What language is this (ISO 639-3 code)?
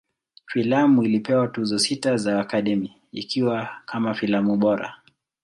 swa